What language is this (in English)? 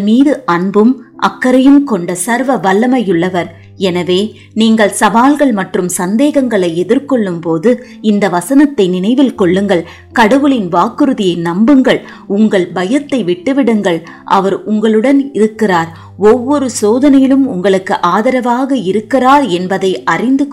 Tamil